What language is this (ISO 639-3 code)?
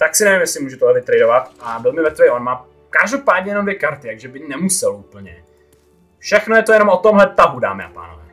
ces